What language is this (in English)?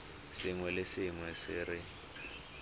Tswana